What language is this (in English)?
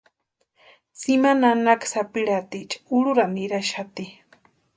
Western Highland Purepecha